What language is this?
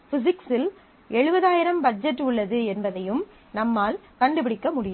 Tamil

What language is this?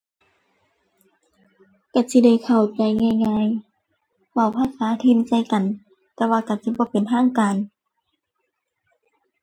Thai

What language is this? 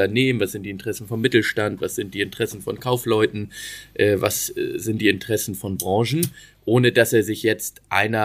German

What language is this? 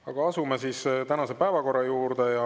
Estonian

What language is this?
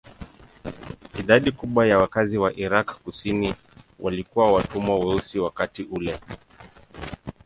Swahili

